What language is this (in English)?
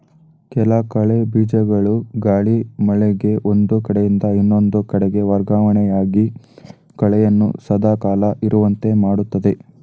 Kannada